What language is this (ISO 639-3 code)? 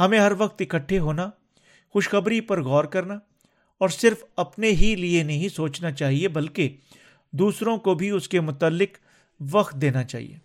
urd